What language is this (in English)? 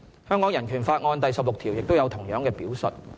Cantonese